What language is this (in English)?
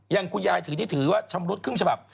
Thai